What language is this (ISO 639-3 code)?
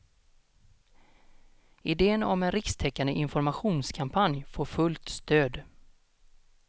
swe